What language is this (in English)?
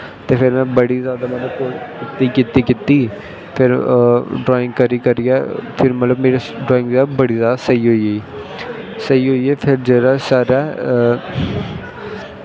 Dogri